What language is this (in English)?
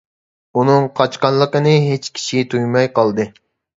Uyghur